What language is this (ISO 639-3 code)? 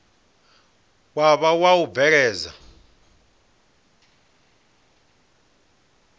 ven